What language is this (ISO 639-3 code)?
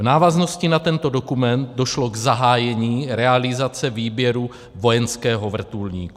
ces